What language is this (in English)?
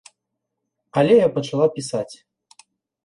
Belarusian